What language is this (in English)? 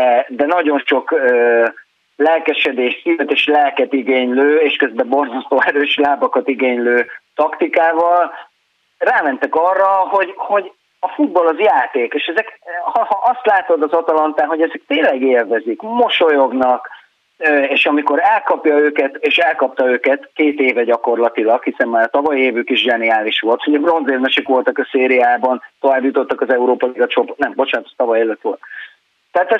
Hungarian